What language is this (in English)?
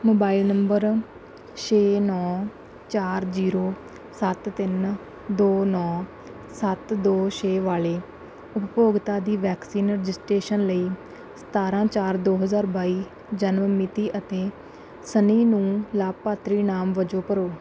Punjabi